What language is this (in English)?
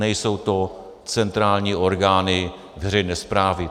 Czech